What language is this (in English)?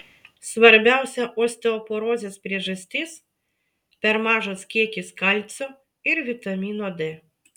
Lithuanian